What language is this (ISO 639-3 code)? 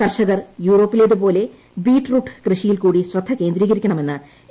mal